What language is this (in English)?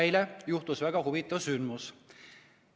Estonian